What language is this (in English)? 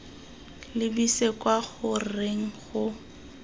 Tswana